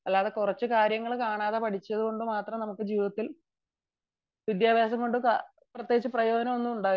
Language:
Malayalam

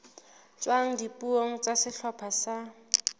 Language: Southern Sotho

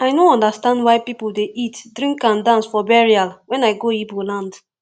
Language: Nigerian Pidgin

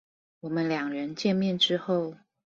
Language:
Chinese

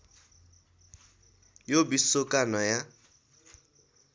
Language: Nepali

